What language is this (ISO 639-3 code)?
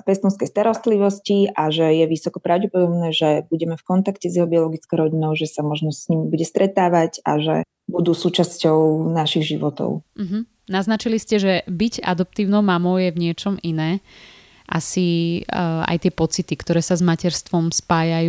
slk